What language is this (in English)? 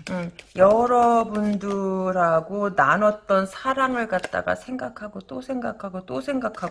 Korean